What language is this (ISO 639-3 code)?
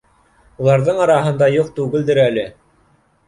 bak